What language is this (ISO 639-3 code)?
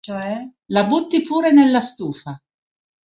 ita